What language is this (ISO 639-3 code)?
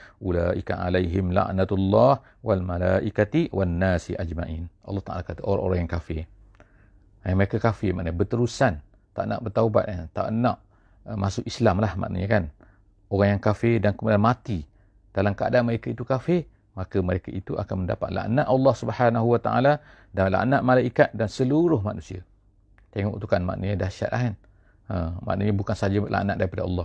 msa